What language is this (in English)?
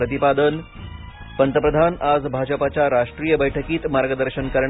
Marathi